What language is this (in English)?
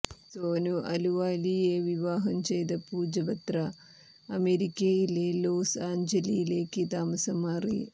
Malayalam